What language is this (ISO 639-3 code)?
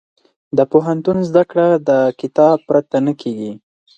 pus